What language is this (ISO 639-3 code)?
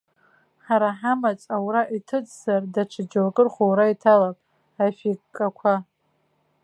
abk